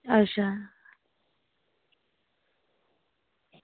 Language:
Dogri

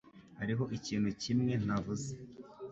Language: Kinyarwanda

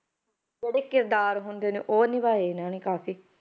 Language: Punjabi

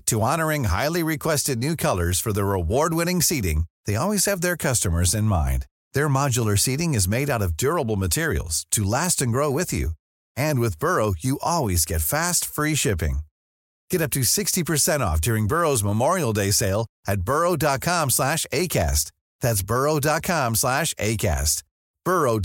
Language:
Filipino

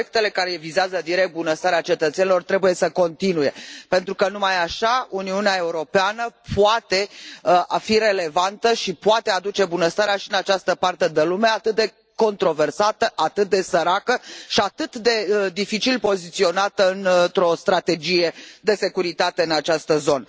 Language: Romanian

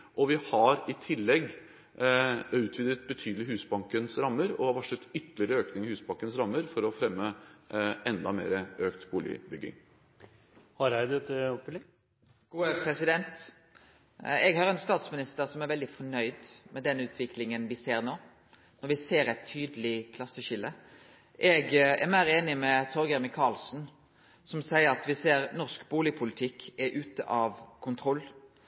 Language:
Norwegian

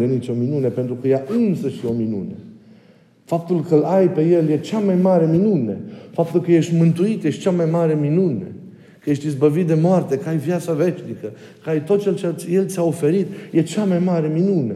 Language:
Romanian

